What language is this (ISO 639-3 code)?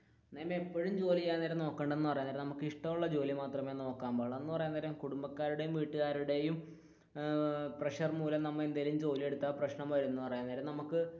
mal